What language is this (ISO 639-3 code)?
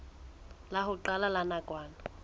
sot